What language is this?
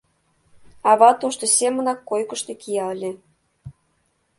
Mari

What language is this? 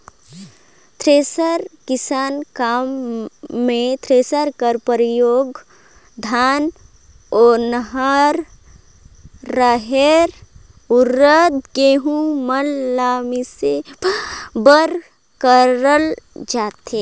Chhattisgarhi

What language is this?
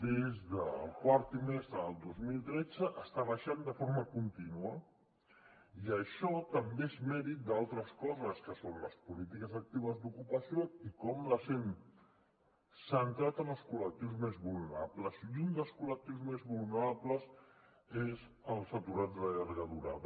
Catalan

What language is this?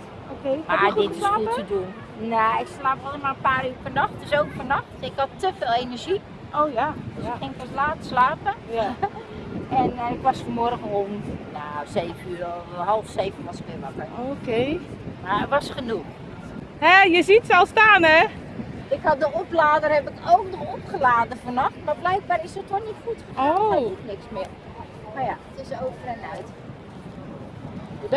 Dutch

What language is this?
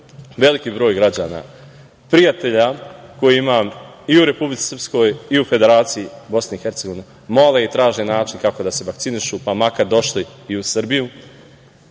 Serbian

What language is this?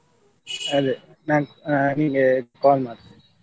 Kannada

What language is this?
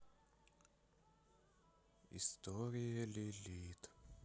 Russian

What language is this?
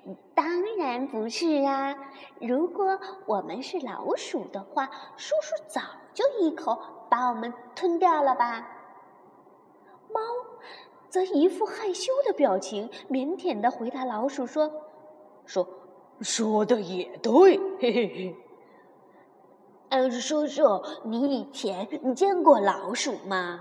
Chinese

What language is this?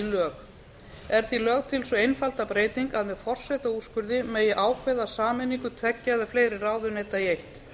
Icelandic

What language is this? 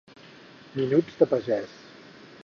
Catalan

